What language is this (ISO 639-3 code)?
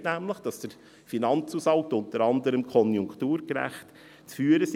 gsw